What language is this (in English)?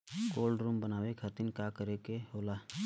Bhojpuri